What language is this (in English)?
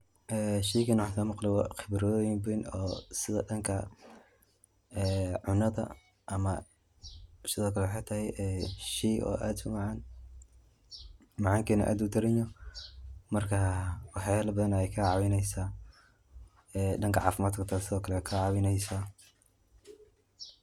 Somali